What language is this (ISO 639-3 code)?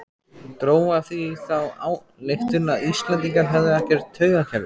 isl